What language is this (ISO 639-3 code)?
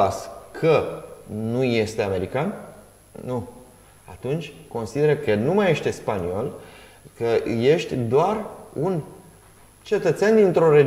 ron